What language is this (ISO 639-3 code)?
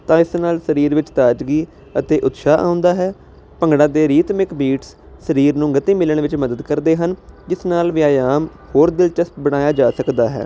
pan